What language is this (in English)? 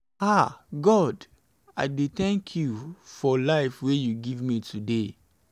Nigerian Pidgin